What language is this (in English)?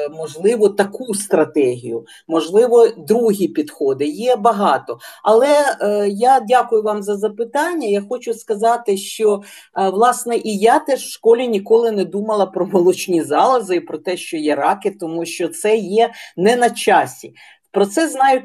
Ukrainian